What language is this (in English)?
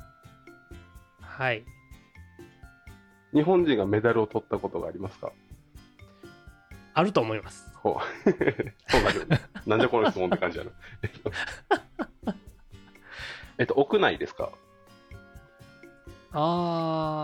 Japanese